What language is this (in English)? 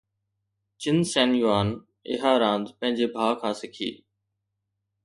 Sindhi